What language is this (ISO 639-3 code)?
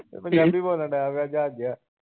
pan